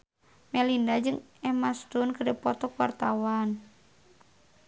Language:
Sundanese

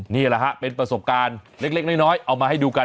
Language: Thai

